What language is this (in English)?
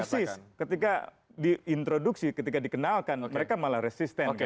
Indonesian